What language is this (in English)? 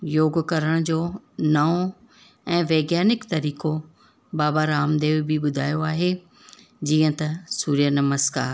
Sindhi